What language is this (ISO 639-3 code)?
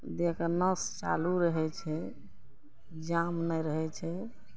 mai